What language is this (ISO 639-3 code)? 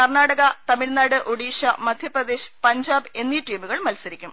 mal